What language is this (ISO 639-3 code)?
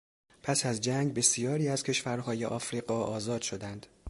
fas